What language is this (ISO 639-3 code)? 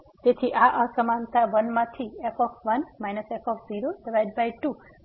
guj